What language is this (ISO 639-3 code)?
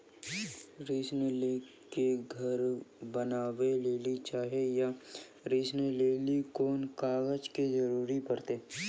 mai